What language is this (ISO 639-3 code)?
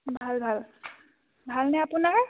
asm